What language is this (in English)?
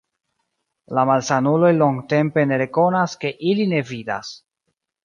Esperanto